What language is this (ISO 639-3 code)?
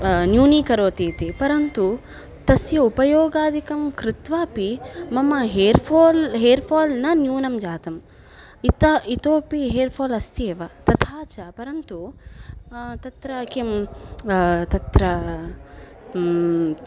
san